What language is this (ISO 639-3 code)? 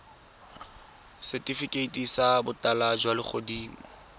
tsn